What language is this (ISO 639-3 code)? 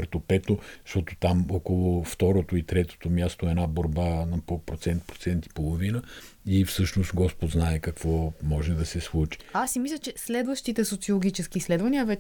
bul